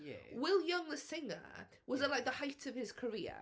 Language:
Welsh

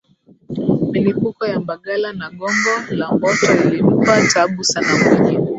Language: Swahili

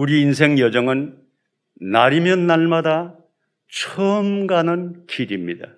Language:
Korean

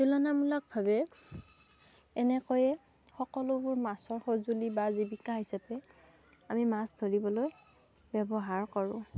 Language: Assamese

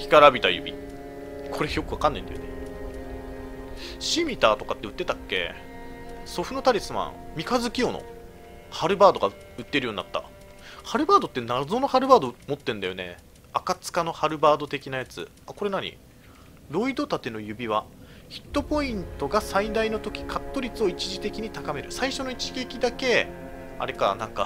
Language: Japanese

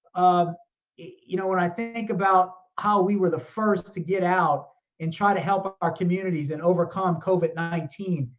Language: English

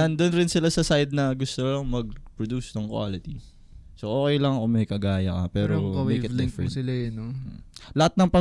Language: Filipino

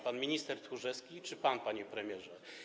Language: Polish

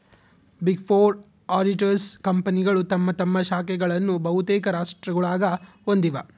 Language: Kannada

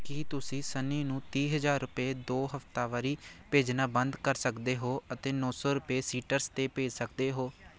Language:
Punjabi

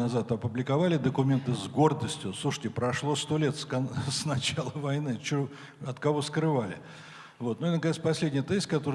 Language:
Russian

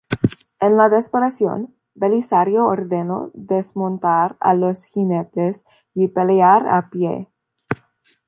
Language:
Spanish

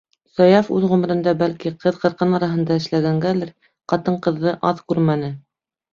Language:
Bashkir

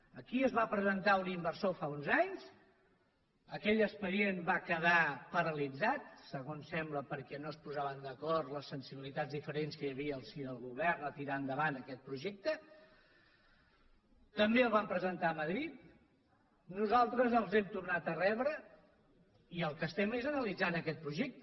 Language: Catalan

